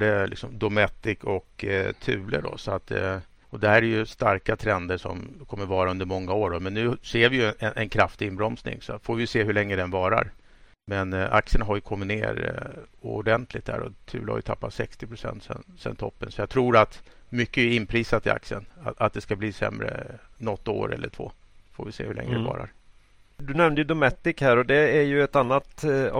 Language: Swedish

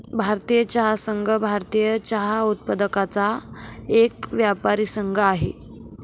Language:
Marathi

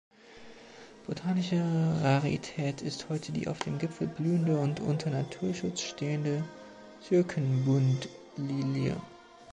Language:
German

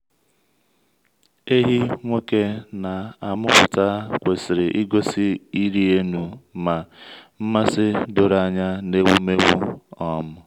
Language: Igbo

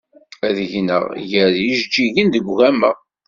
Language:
Kabyle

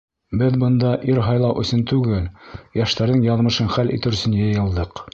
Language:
Bashkir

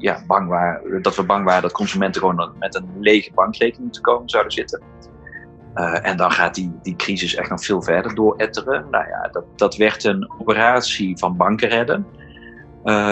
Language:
Dutch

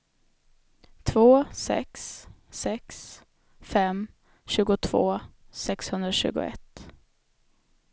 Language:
Swedish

